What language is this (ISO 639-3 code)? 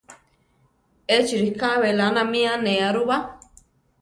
tar